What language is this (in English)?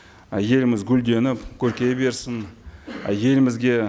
Kazakh